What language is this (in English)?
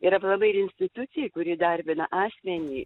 Lithuanian